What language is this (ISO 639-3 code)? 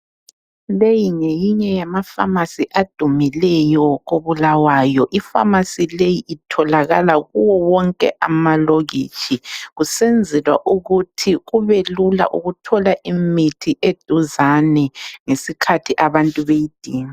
nde